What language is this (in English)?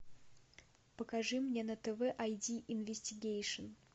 Russian